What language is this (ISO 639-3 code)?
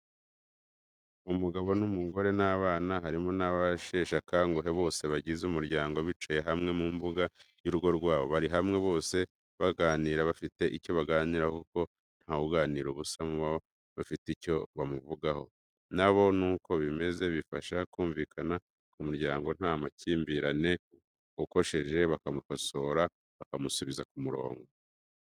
kin